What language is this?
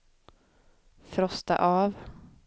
Swedish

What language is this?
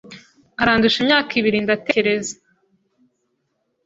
Kinyarwanda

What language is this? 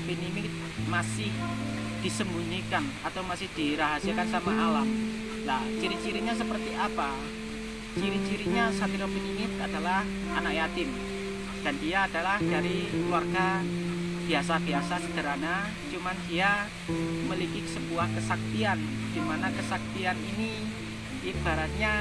Indonesian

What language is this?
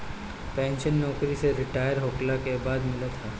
Bhojpuri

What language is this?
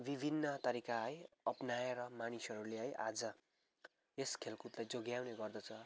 Nepali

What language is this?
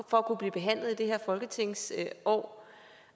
Danish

